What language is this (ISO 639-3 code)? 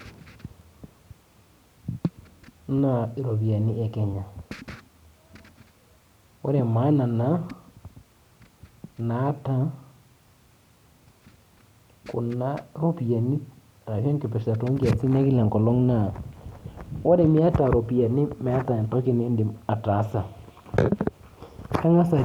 mas